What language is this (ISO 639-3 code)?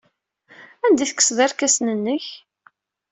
kab